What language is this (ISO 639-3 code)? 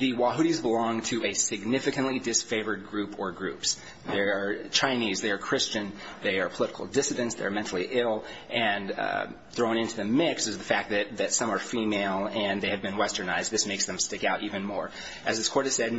eng